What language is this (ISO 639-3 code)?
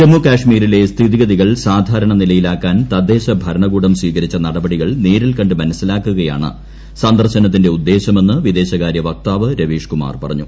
mal